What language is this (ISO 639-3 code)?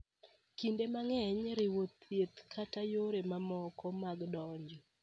luo